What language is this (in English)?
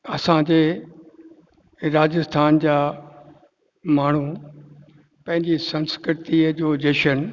Sindhi